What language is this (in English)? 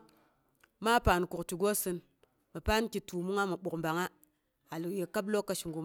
Boghom